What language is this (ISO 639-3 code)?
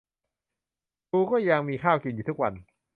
tha